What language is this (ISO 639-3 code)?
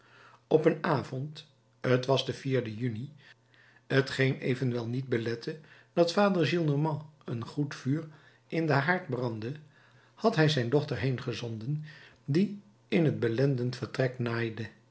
nld